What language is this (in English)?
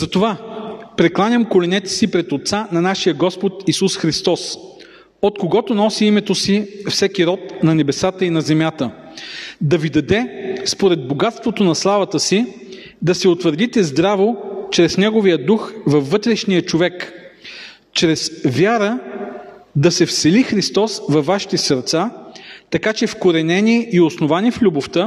Bulgarian